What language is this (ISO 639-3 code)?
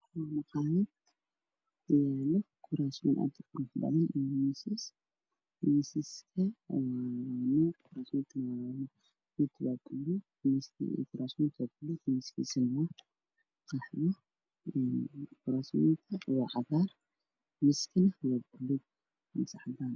som